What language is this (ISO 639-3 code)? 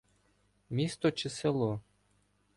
ukr